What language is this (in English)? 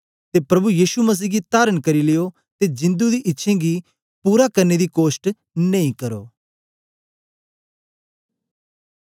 Dogri